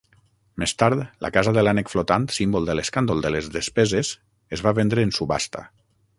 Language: Catalan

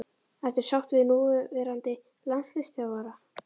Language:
Icelandic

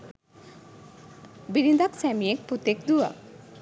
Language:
Sinhala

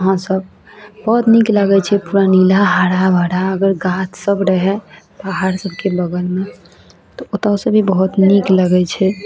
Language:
Maithili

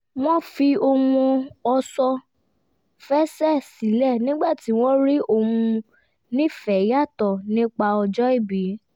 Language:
Yoruba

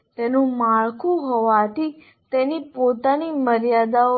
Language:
Gujarati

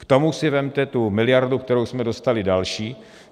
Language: Czech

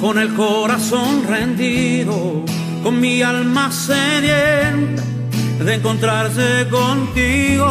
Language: Italian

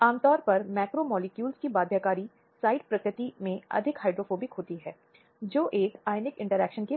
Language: Hindi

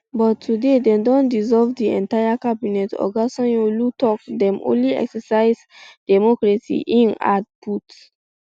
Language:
Nigerian Pidgin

